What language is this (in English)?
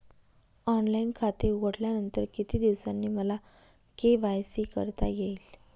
Marathi